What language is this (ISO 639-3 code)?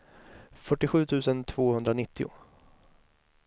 swe